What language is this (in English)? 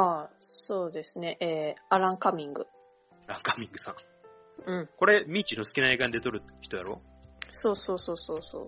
Japanese